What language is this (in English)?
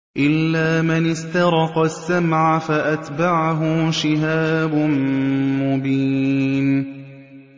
Arabic